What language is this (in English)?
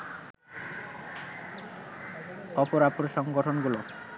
Bangla